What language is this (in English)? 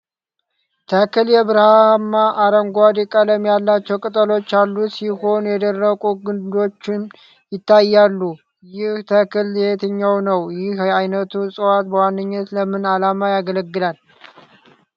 Amharic